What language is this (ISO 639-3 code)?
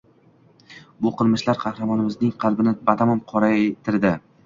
uzb